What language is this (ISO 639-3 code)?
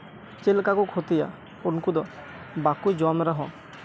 sat